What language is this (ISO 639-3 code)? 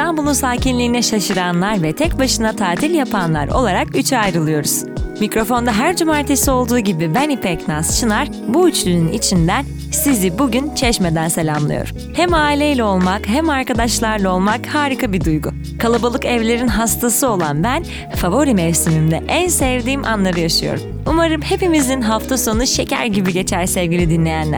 tur